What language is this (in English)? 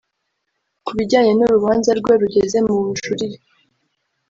Kinyarwanda